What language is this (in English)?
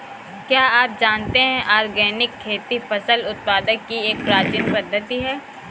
Hindi